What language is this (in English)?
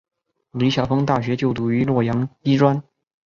Chinese